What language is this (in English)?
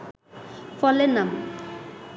Bangla